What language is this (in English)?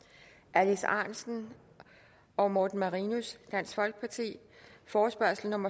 Danish